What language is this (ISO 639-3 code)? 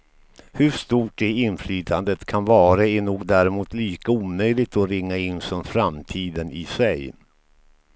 swe